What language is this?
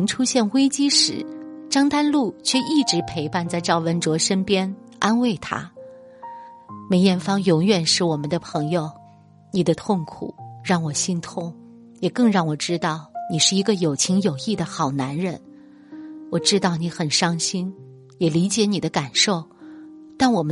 Chinese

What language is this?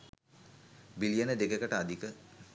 Sinhala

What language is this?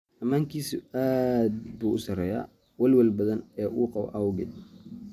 Somali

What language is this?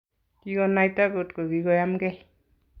Kalenjin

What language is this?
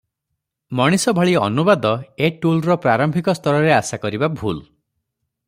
Odia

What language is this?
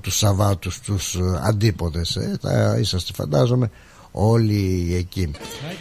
Greek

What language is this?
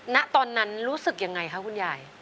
Thai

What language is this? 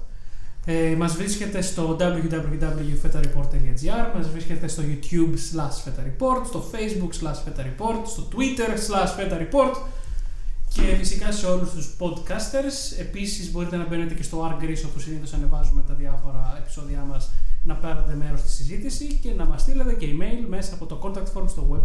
Greek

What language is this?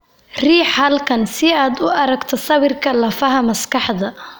Somali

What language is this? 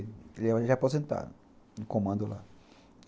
Portuguese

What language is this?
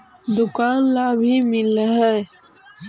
Magahi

